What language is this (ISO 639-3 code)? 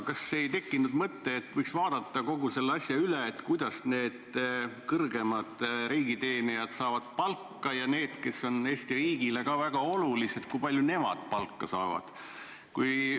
est